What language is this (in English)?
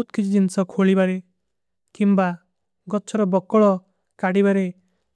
Kui (India)